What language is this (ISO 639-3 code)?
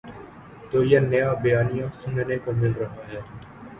urd